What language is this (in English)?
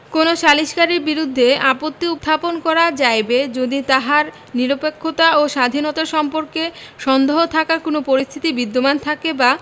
Bangla